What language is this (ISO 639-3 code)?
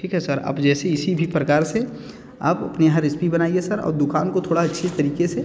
hin